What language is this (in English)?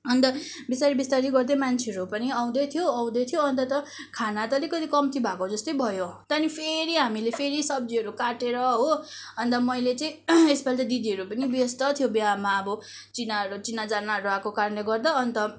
Nepali